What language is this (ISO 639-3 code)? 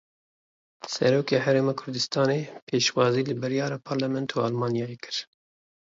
kur